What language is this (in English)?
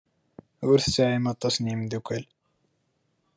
Kabyle